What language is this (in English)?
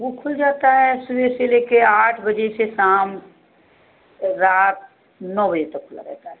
Hindi